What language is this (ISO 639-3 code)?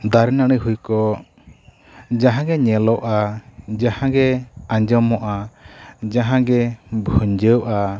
sat